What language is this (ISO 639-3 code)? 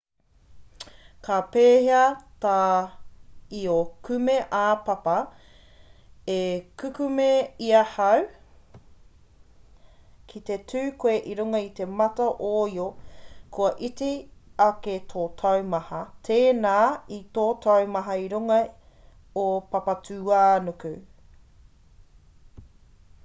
mri